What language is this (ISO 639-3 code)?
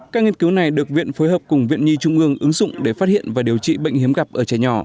vie